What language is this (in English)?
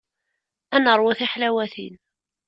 Kabyle